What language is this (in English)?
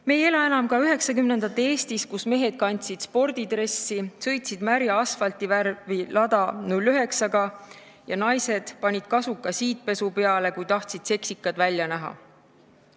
Estonian